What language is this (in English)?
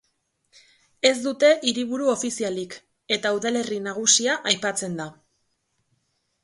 Basque